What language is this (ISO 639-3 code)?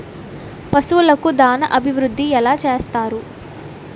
tel